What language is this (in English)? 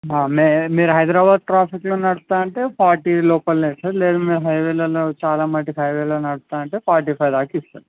Telugu